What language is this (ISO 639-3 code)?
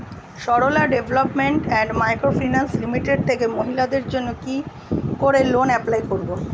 ben